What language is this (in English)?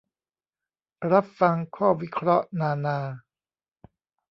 Thai